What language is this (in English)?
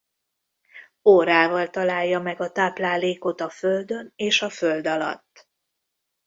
Hungarian